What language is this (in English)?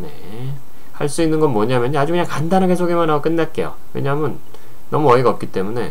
Korean